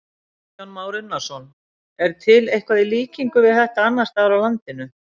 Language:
Icelandic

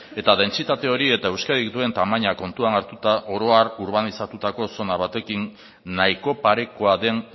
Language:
Basque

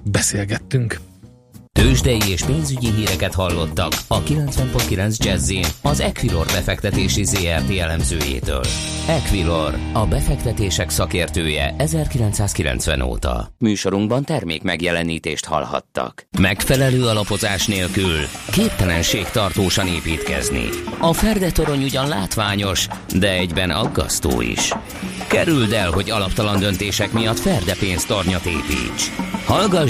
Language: Hungarian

